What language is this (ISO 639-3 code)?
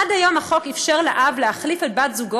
heb